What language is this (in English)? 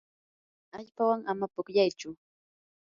Yanahuanca Pasco Quechua